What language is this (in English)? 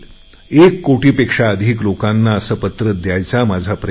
Marathi